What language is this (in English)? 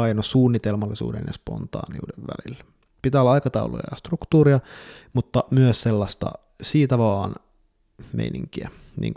Finnish